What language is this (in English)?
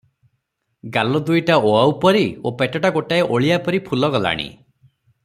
Odia